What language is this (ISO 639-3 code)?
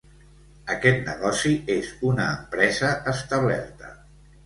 cat